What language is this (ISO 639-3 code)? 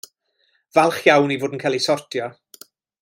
cym